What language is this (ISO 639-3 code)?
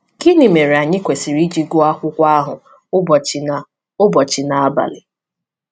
ibo